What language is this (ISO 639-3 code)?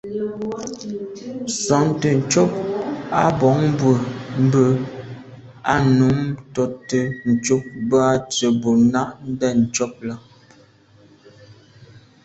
byv